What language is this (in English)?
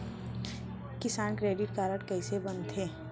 Chhattisgarhi